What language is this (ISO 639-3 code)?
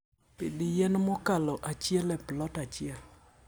luo